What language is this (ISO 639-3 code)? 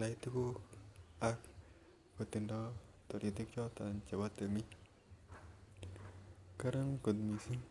kln